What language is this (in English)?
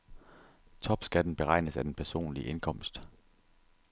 Danish